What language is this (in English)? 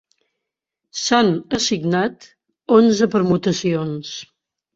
Catalan